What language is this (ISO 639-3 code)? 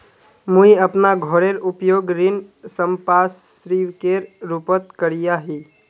mag